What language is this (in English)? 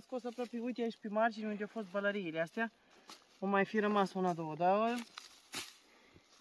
Romanian